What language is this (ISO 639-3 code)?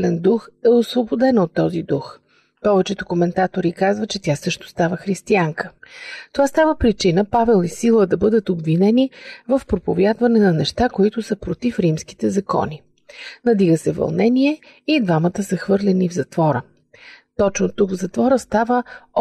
bul